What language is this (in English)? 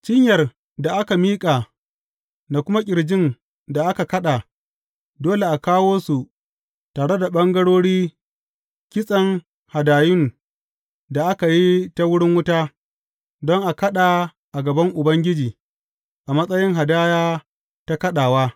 Hausa